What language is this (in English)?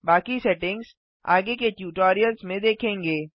Hindi